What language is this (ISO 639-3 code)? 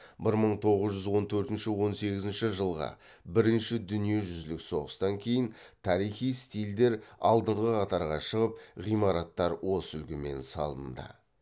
kaz